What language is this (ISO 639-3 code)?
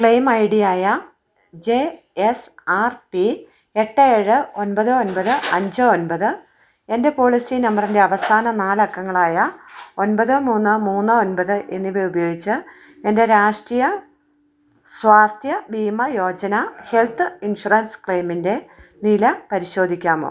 mal